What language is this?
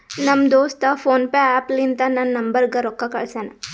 Kannada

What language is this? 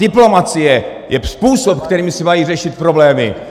Czech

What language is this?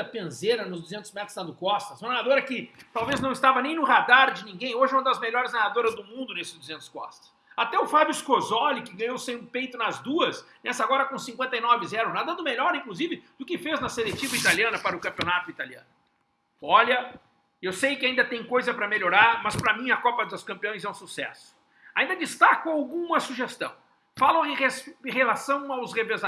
Portuguese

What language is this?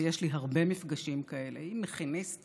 Hebrew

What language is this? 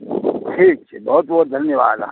Maithili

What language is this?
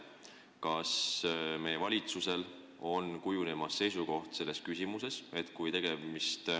Estonian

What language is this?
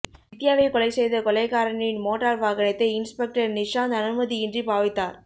Tamil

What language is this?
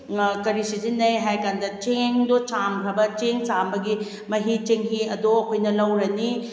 Manipuri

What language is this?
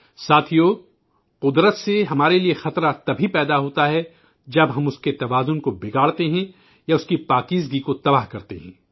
Urdu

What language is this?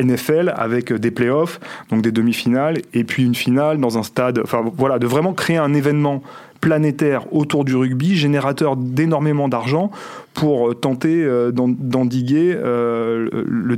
French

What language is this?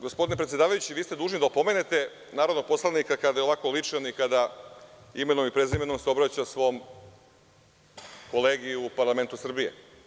Serbian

